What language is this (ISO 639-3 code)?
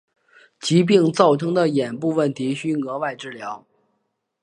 zho